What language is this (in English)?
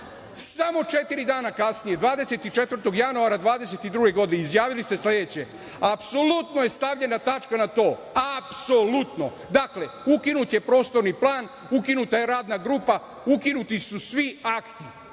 Serbian